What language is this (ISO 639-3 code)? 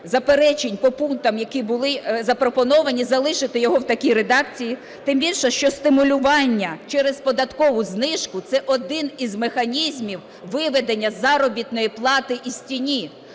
ukr